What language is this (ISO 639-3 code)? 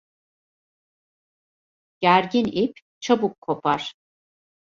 tur